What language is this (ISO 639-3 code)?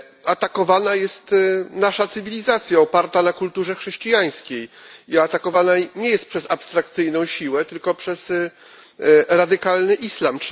pol